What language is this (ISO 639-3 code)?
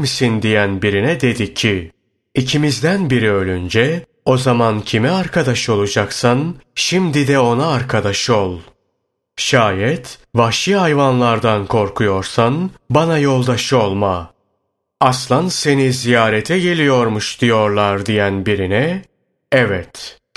tur